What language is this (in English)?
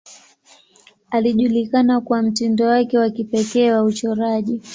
Swahili